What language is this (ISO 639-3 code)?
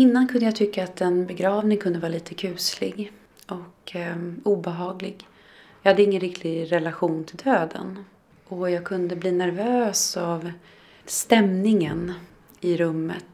swe